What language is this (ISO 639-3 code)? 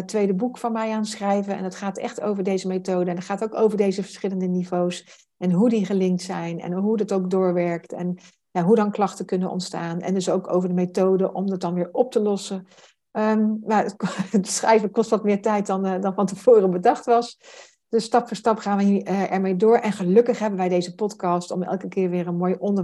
nld